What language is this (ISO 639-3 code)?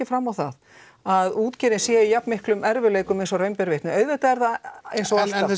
isl